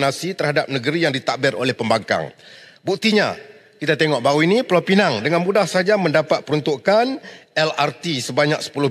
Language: Malay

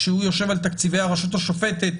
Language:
Hebrew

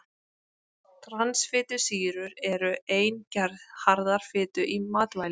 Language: Icelandic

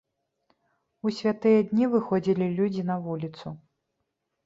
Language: Belarusian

